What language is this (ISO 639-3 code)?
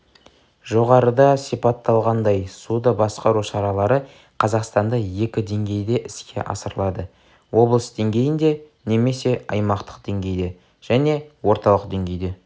kaz